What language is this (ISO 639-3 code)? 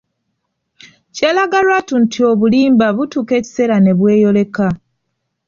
lug